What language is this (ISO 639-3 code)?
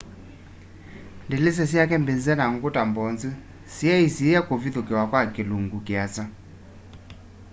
kam